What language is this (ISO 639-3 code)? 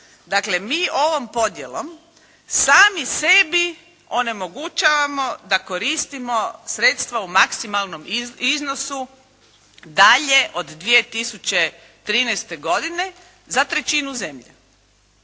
hrv